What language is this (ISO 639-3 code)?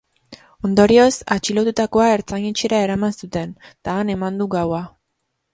eus